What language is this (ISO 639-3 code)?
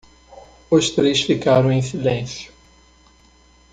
por